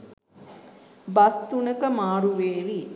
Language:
Sinhala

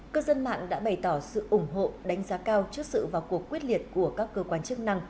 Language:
Vietnamese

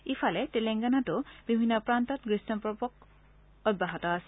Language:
Assamese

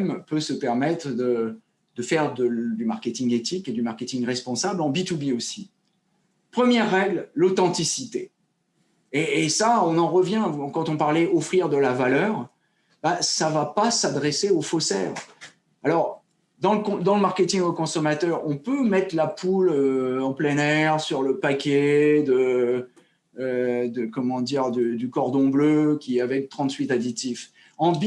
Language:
French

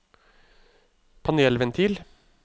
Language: Norwegian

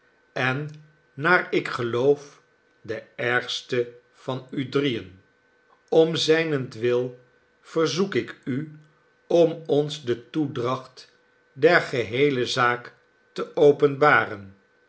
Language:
Dutch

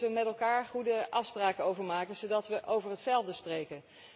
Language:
Dutch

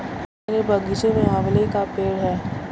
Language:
Hindi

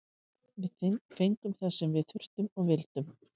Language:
Icelandic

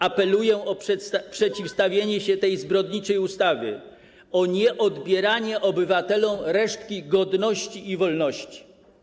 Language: Polish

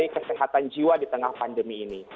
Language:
Indonesian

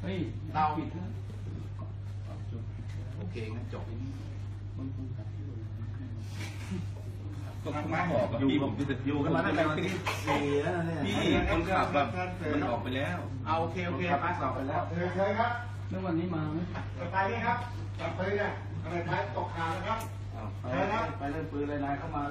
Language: Thai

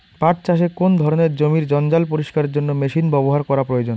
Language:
Bangla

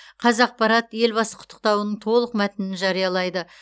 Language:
Kazakh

